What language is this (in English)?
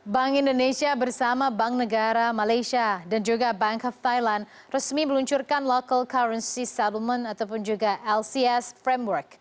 Indonesian